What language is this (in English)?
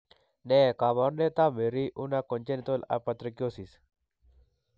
Kalenjin